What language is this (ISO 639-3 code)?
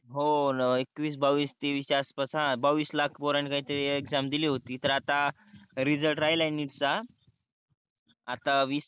mar